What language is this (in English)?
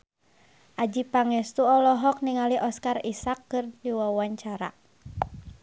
Sundanese